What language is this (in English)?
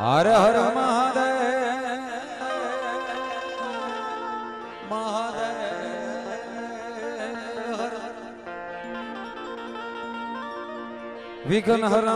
Hindi